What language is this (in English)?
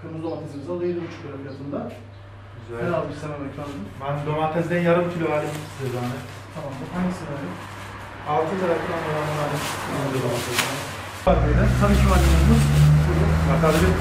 Turkish